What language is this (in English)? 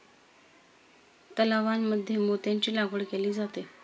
Marathi